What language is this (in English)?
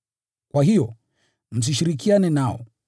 Swahili